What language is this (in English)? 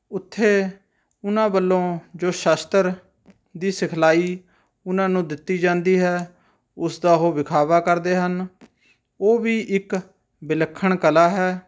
Punjabi